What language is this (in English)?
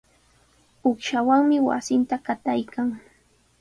Sihuas Ancash Quechua